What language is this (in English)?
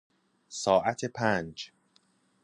Persian